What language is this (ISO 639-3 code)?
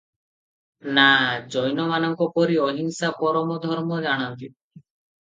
ori